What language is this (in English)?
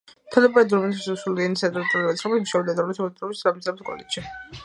Georgian